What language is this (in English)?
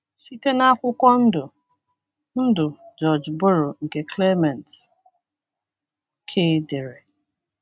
Igbo